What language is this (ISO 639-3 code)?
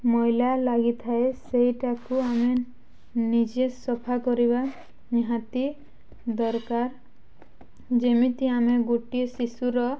ori